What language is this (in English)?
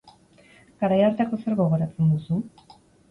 Basque